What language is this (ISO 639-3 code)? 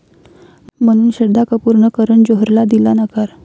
mar